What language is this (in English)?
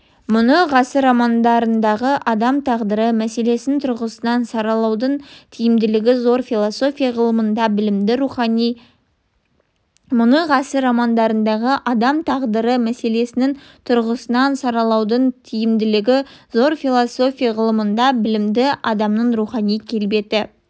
Kazakh